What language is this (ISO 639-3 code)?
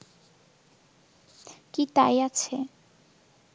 ben